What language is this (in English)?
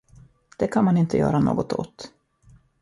Swedish